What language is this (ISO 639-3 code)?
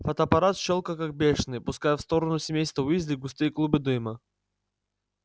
rus